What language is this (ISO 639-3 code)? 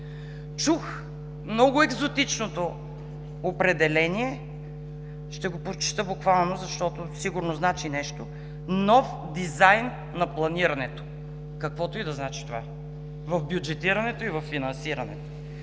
bul